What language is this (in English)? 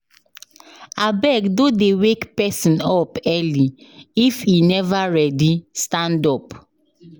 Nigerian Pidgin